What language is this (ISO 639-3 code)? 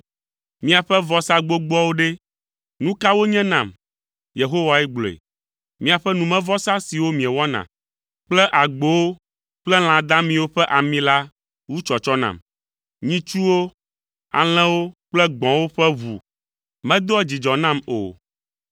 ewe